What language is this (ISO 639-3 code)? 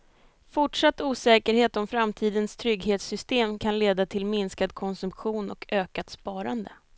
swe